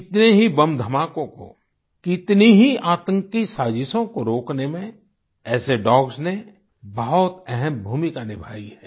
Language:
Hindi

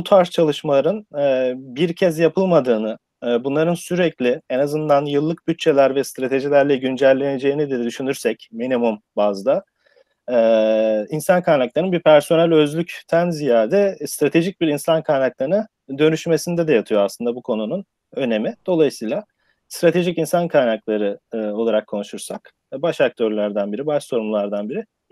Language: Turkish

